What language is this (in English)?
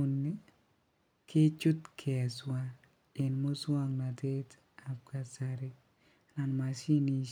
Kalenjin